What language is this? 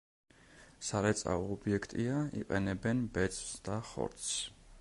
Georgian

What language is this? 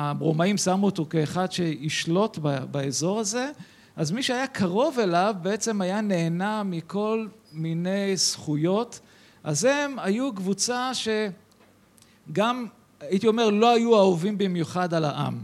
Hebrew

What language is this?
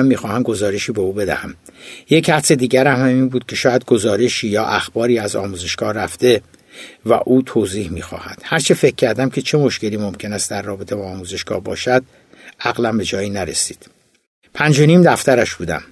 Persian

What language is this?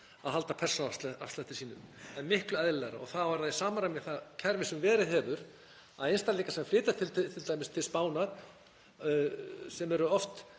Icelandic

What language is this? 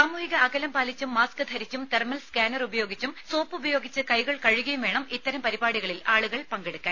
Malayalam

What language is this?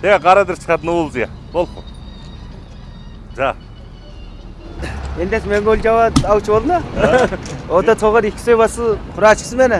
Turkish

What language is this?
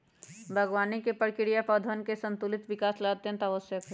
Magahi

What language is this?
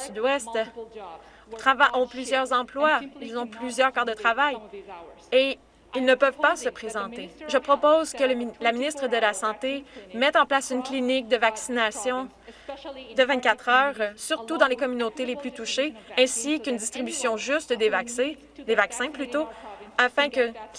French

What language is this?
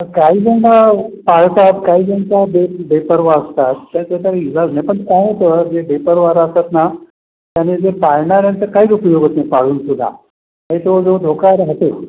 Marathi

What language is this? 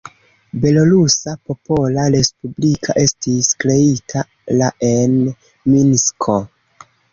Esperanto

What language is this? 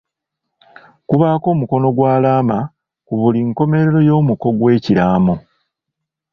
Ganda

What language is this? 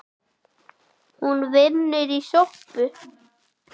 Icelandic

